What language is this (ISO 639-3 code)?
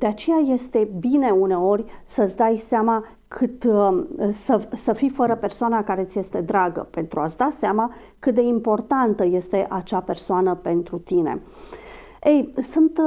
ron